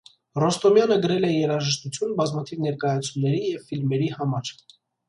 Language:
Armenian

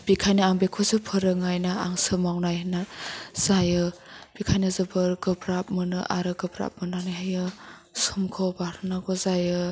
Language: Bodo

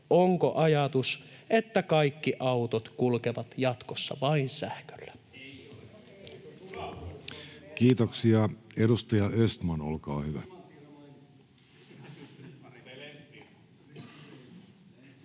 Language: Finnish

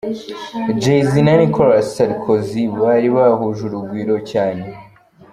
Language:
Kinyarwanda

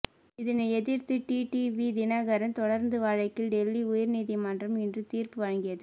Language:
Tamil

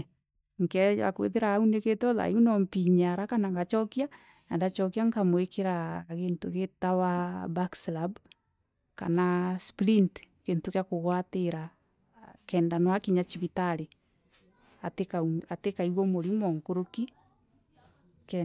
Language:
Meru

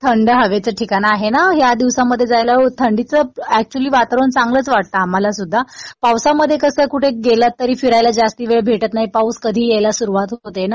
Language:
Marathi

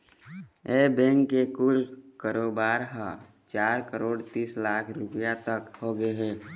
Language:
Chhattisgarhi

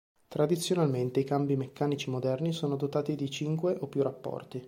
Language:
Italian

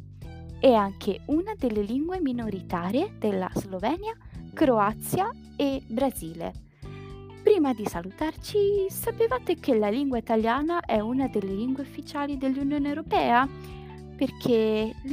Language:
Italian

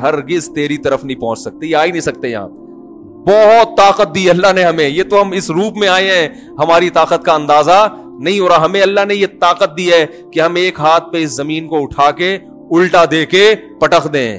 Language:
Urdu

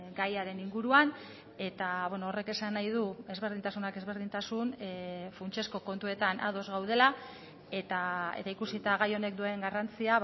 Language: Basque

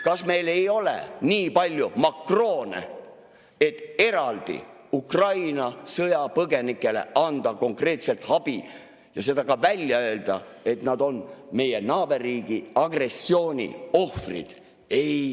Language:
Estonian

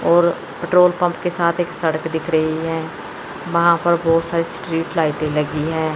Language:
Hindi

